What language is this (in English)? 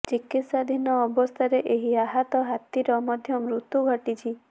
Odia